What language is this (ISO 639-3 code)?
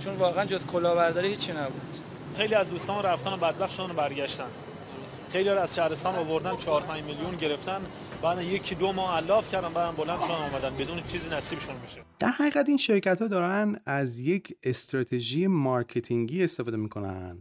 fas